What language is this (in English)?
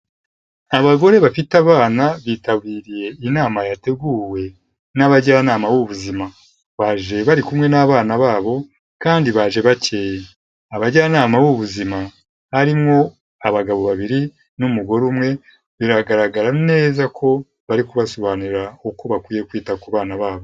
Kinyarwanda